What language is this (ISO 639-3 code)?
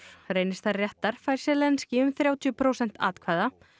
isl